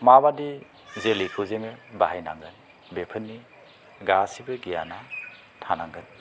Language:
Bodo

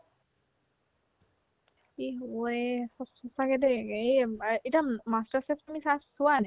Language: Assamese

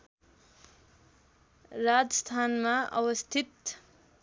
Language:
Nepali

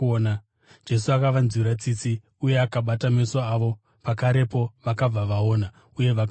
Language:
Shona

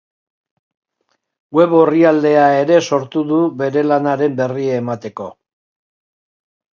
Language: Basque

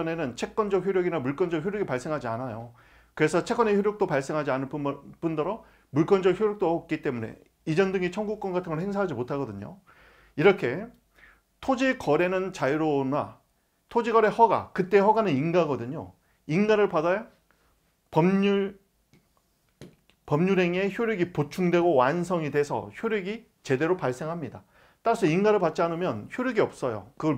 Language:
Korean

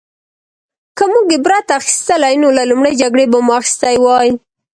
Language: Pashto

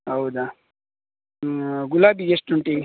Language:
Kannada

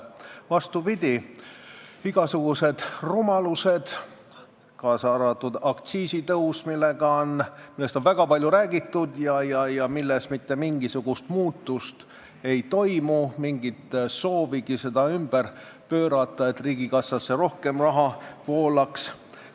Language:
Estonian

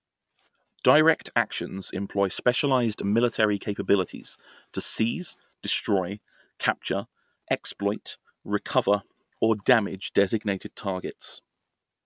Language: English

